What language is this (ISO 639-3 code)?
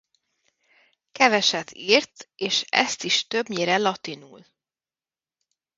hun